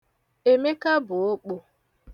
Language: Igbo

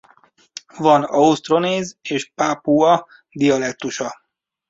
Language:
Hungarian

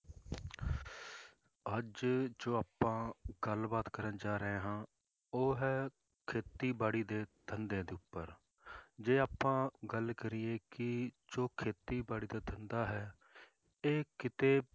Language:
Punjabi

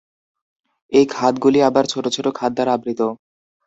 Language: Bangla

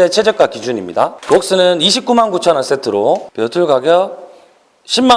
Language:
Korean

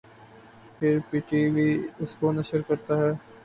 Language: Urdu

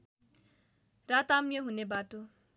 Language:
Nepali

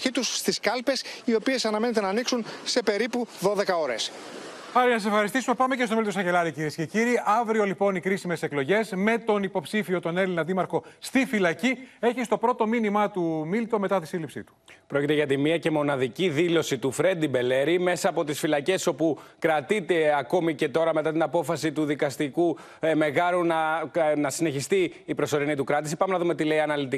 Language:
Greek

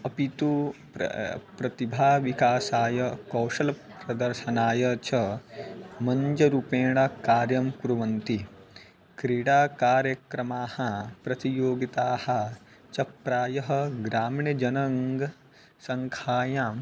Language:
Sanskrit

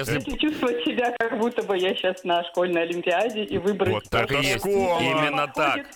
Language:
Russian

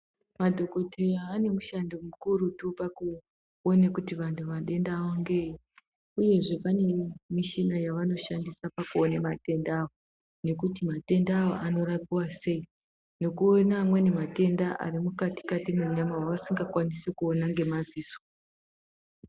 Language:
Ndau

